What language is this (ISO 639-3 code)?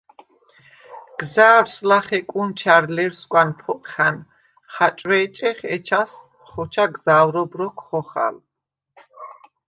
sva